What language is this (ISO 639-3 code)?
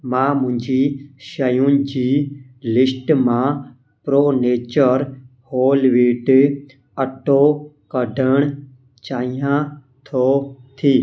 snd